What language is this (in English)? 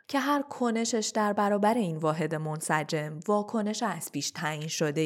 Persian